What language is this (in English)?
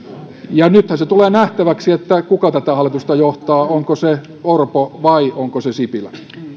Finnish